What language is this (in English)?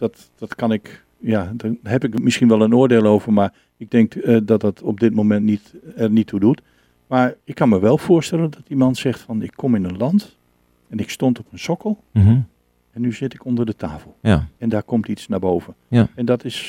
Dutch